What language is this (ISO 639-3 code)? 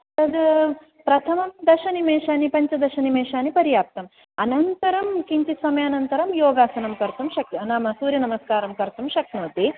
san